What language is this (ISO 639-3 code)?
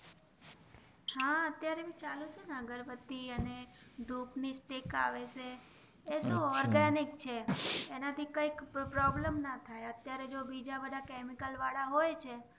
guj